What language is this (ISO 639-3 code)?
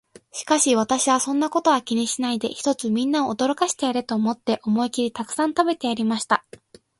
jpn